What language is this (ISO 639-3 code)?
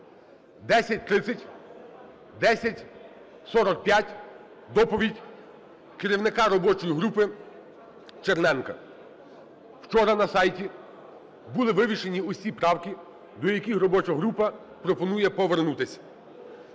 ukr